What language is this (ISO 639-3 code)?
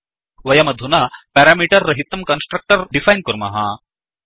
san